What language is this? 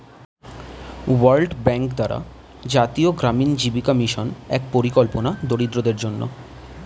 Bangla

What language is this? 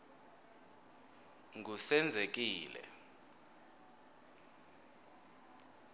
Swati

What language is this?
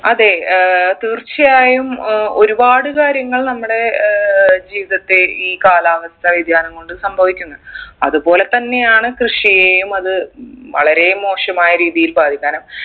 Malayalam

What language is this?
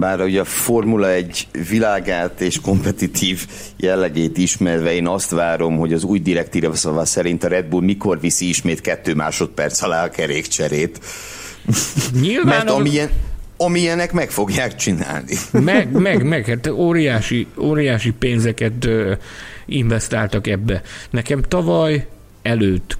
Hungarian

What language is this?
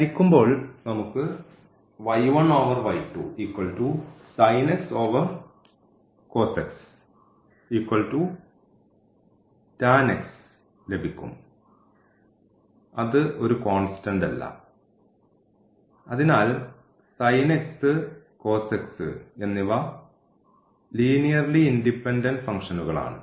Malayalam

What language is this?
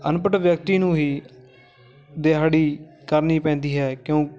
Punjabi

